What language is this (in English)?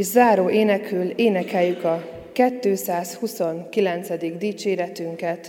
Hungarian